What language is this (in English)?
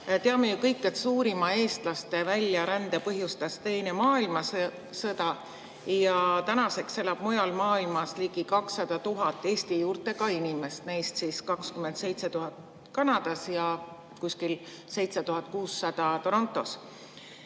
Estonian